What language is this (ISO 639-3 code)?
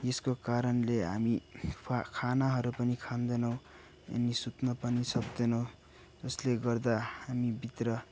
nep